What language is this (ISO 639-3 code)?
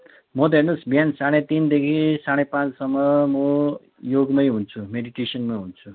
nep